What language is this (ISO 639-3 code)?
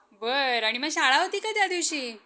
mar